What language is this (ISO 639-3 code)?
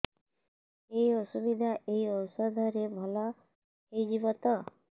ori